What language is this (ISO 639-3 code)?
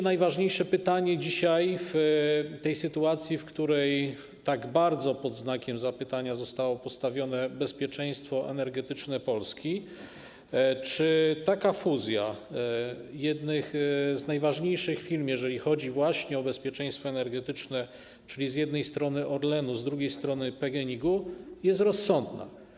pol